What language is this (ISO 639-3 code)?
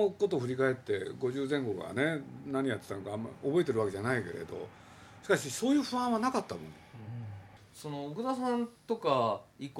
jpn